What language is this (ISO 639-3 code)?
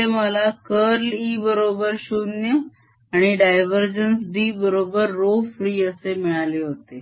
mar